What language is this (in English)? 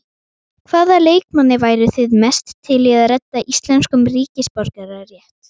Icelandic